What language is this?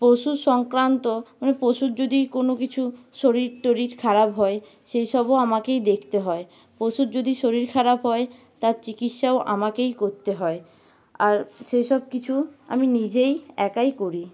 Bangla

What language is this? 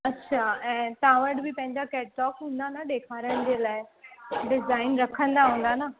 Sindhi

